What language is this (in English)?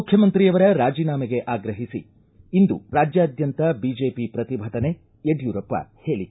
Kannada